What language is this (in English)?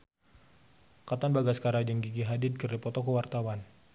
Sundanese